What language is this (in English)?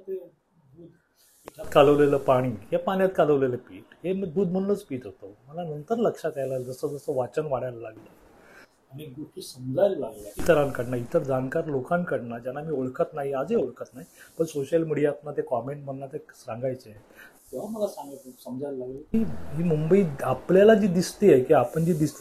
Marathi